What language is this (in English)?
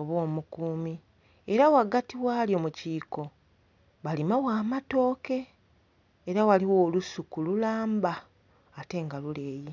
Soga